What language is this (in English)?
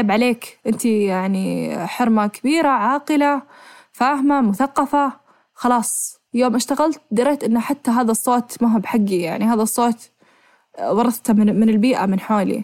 Arabic